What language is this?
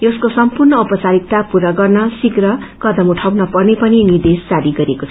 Nepali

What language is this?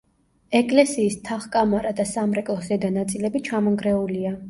Georgian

